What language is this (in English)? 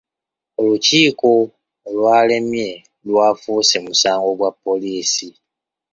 Ganda